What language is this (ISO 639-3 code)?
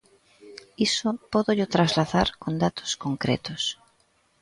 glg